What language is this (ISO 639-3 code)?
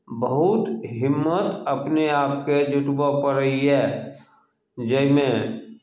mai